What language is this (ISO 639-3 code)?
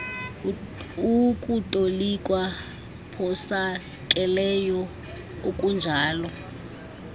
xho